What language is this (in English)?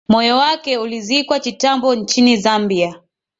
Swahili